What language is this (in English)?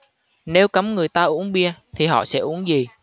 Vietnamese